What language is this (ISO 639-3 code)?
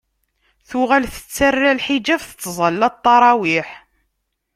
kab